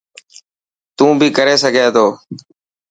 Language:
Dhatki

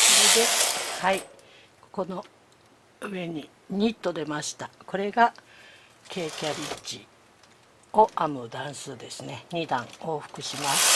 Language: Japanese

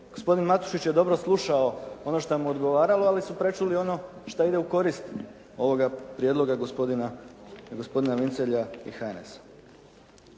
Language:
Croatian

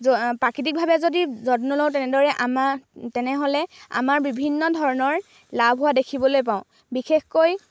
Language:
Assamese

